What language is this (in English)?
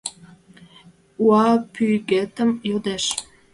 Mari